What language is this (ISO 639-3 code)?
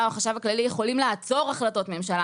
heb